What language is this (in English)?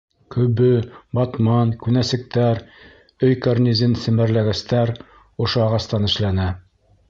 Bashkir